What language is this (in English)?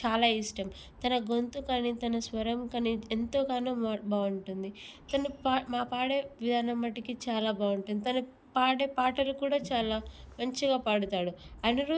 Telugu